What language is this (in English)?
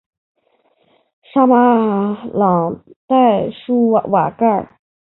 Chinese